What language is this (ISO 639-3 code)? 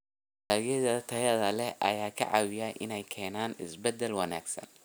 som